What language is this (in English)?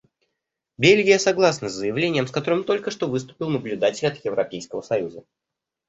Russian